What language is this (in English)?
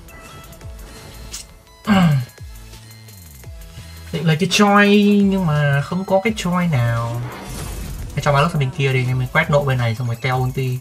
Vietnamese